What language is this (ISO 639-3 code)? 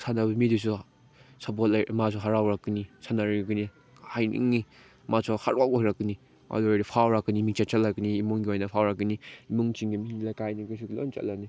mni